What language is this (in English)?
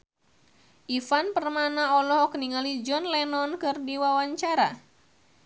Sundanese